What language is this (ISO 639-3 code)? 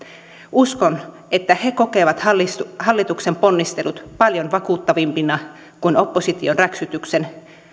fin